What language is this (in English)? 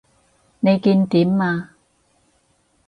Cantonese